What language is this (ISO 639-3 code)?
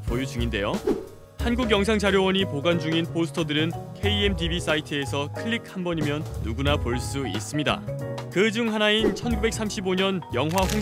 kor